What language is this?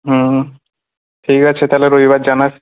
Bangla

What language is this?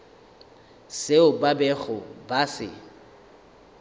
Northern Sotho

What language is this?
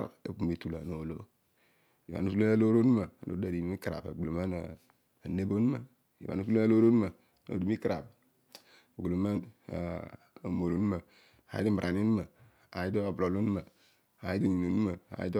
Odual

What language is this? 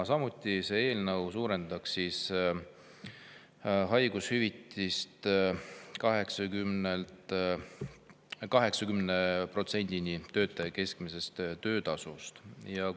Estonian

